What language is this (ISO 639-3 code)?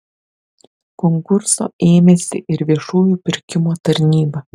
lit